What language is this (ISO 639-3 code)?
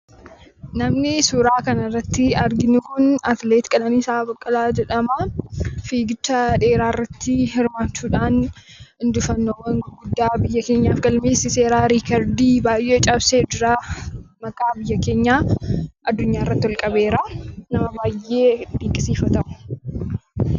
orm